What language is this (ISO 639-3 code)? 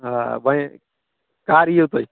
kas